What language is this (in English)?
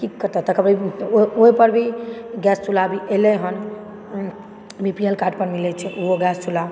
Maithili